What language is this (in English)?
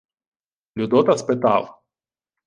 Ukrainian